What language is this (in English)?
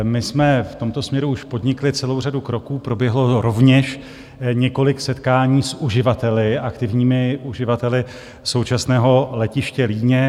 Czech